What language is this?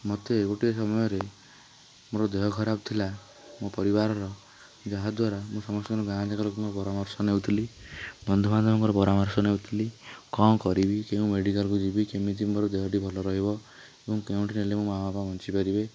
Odia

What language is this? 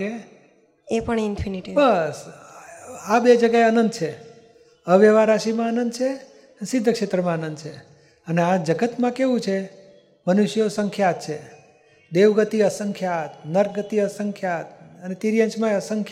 Gujarati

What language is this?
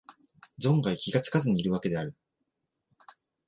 Japanese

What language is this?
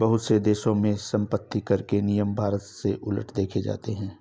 Hindi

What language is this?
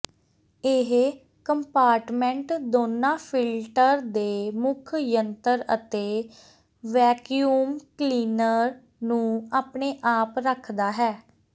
Punjabi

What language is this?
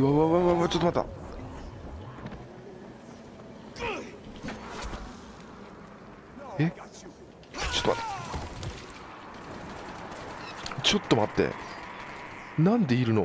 Japanese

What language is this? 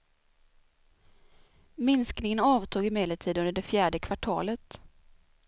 Swedish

